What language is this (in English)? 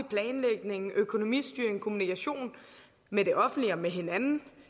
Danish